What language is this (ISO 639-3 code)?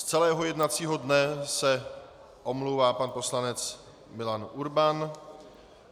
ces